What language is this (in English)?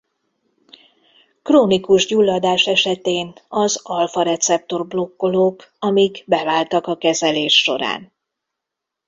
Hungarian